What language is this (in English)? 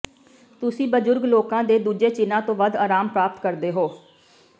Punjabi